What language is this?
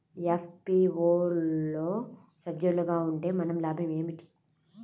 Telugu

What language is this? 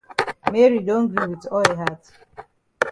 Cameroon Pidgin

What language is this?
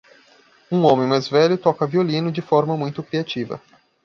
Portuguese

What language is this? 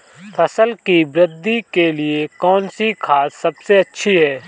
Hindi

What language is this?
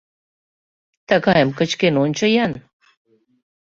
Mari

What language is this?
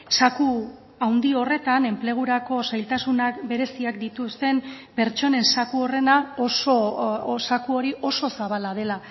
Basque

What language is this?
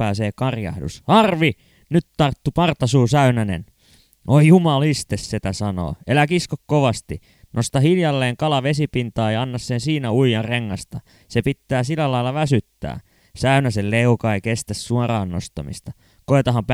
Finnish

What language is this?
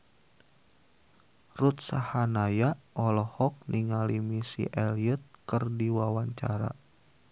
Sundanese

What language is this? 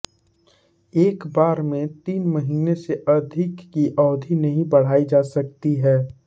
Hindi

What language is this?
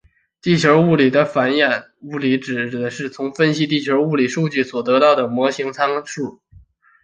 Chinese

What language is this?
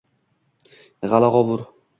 Uzbek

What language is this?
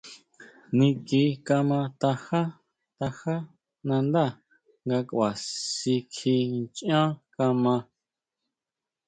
Huautla Mazatec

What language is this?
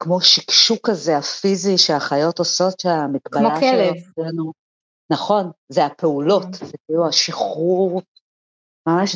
Hebrew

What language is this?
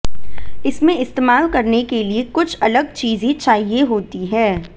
Hindi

